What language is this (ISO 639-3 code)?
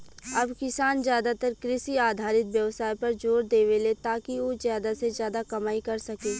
bho